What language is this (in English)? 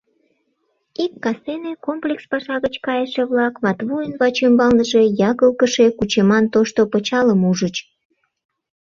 Mari